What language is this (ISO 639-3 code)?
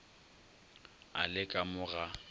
nso